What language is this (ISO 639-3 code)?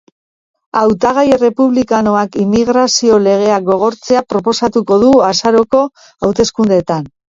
eus